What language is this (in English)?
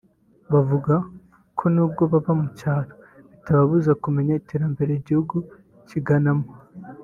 Kinyarwanda